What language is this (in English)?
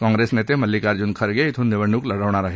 Marathi